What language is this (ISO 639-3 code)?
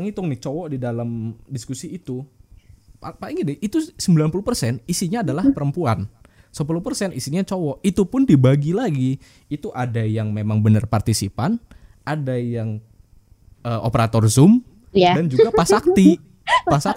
ind